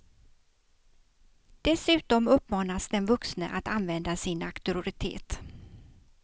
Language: Swedish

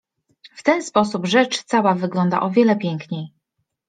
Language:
Polish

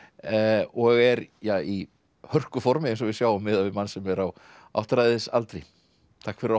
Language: Icelandic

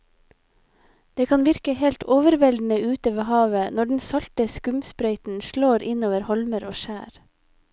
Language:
Norwegian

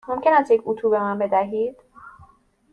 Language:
Persian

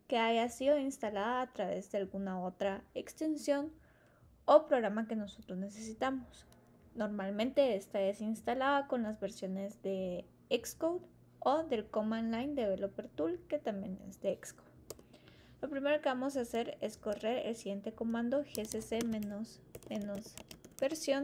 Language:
Spanish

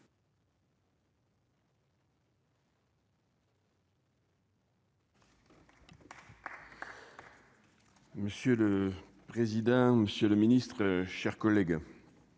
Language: French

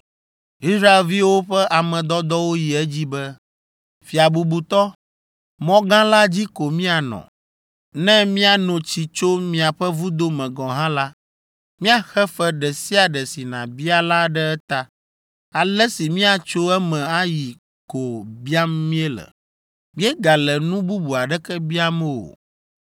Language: Ewe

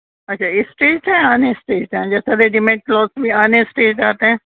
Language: Urdu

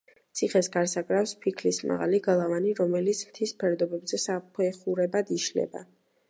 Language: Georgian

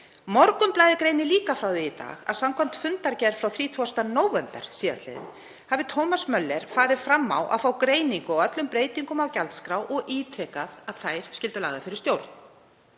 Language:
Icelandic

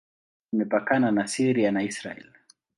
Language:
Swahili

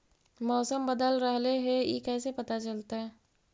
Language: Magahi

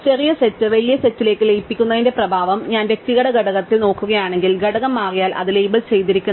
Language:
Malayalam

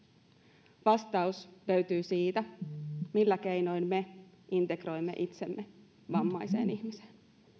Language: Finnish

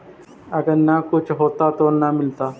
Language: Magahi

